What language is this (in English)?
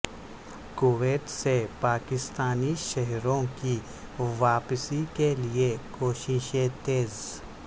Urdu